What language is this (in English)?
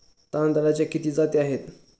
Marathi